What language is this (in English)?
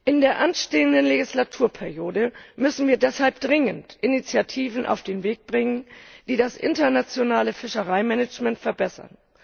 German